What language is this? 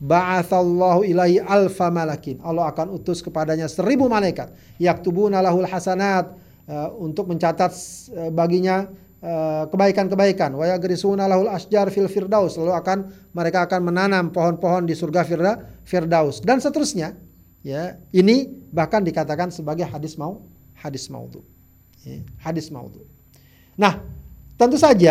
Indonesian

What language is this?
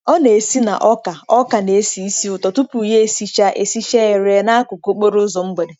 Igbo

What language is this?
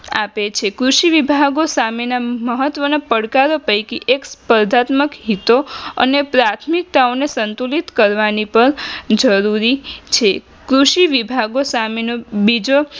Gujarati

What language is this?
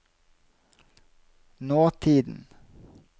Norwegian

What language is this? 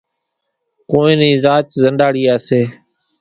Kachi Koli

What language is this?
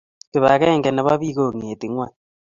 Kalenjin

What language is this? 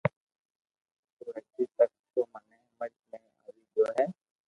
Loarki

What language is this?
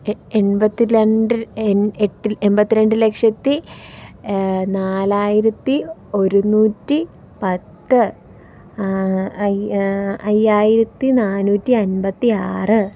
Malayalam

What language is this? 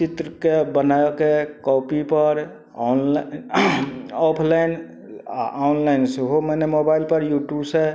Maithili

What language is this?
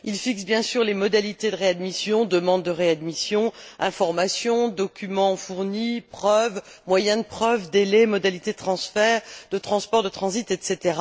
French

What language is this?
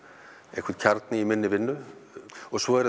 Icelandic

